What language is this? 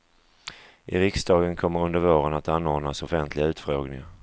Swedish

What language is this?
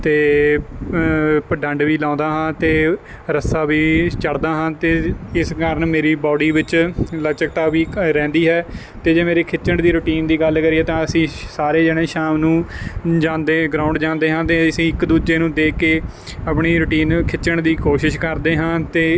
Punjabi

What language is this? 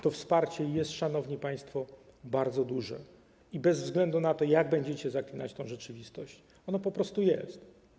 Polish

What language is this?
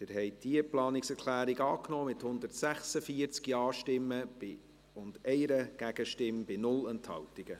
Swiss German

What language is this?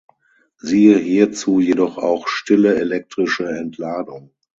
German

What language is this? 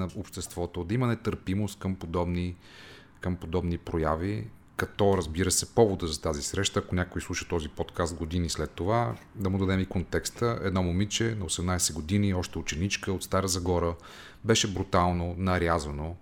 Bulgarian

